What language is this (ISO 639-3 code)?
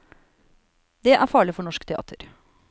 nor